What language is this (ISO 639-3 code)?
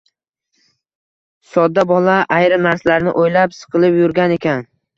uzb